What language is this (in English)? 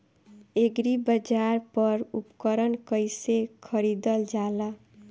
Bhojpuri